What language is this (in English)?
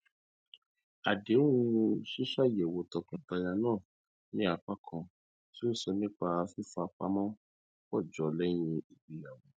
Yoruba